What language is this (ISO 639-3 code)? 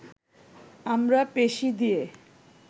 ben